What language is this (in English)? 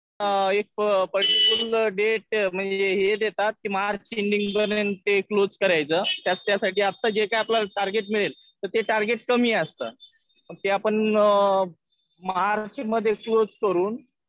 Marathi